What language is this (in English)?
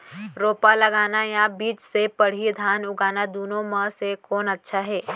Chhattisgarhi